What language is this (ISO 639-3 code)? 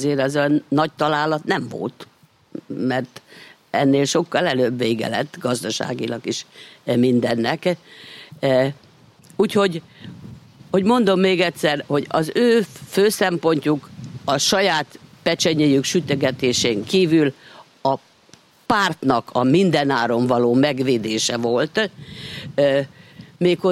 hun